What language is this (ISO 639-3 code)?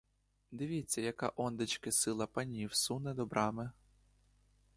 ukr